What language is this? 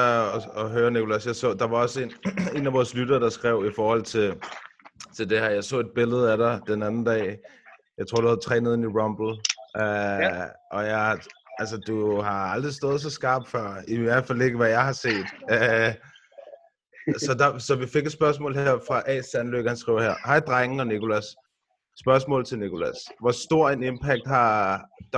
Danish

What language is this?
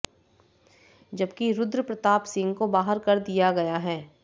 Hindi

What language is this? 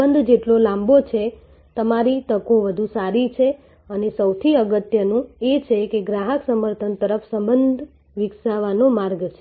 Gujarati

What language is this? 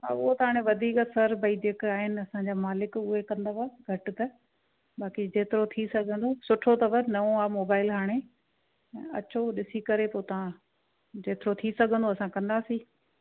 Sindhi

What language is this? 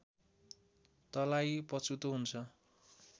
Nepali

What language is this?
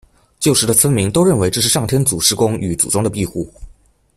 Chinese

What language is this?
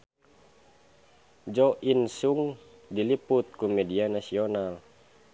Sundanese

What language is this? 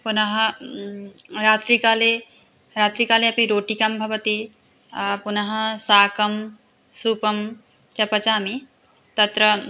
Sanskrit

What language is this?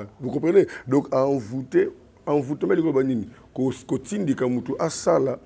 French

